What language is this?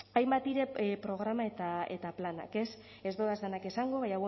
Basque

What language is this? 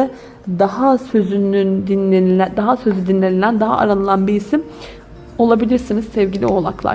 Turkish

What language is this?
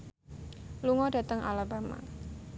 Javanese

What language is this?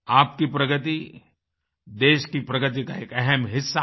Hindi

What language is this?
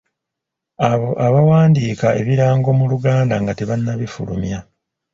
Ganda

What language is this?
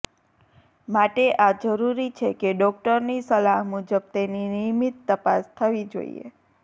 Gujarati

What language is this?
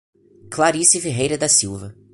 Portuguese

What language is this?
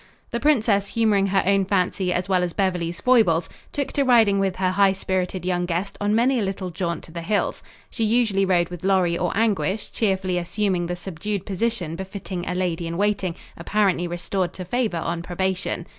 English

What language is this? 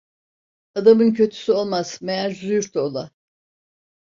Turkish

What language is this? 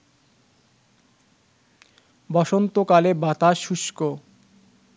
Bangla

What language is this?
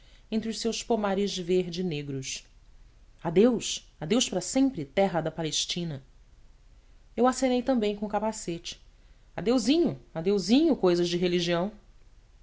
Portuguese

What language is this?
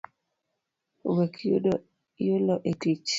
Luo (Kenya and Tanzania)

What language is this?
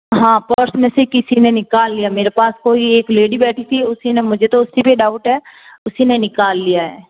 Hindi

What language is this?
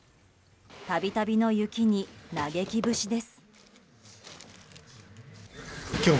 Japanese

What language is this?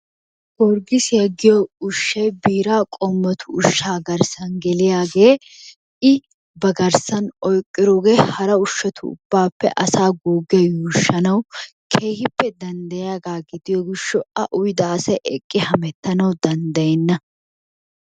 Wolaytta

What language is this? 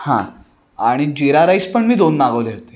Marathi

